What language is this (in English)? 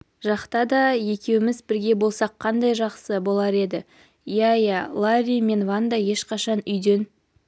Kazakh